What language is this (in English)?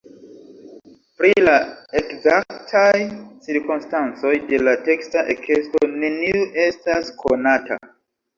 Esperanto